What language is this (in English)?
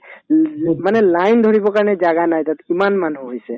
Assamese